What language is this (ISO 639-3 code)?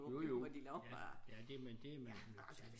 dan